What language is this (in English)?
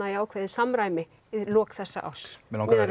Icelandic